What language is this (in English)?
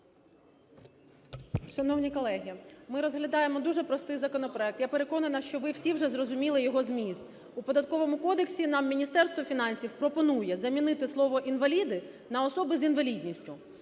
Ukrainian